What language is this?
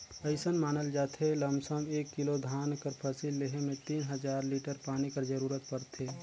Chhattisgarhi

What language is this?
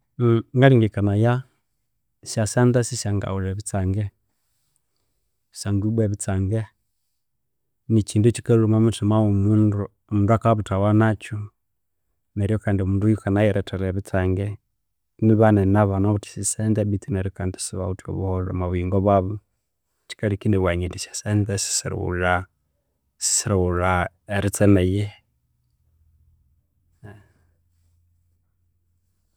Konzo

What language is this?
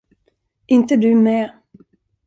Swedish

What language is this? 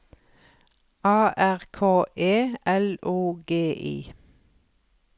Norwegian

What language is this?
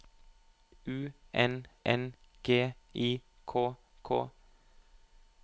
Norwegian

